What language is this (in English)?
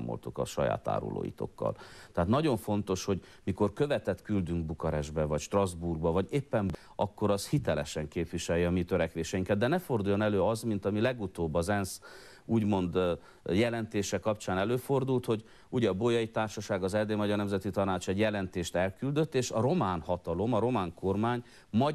Hungarian